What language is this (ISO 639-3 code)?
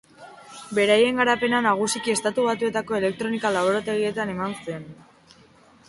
eus